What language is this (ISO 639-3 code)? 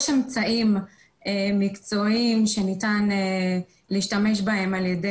heb